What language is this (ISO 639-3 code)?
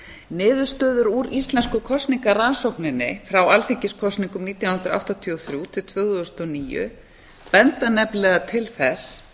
isl